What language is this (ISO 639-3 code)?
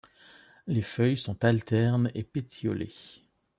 fra